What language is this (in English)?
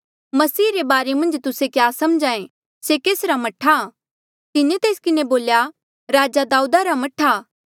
Mandeali